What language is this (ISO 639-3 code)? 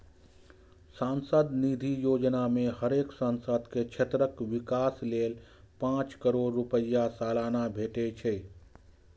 mai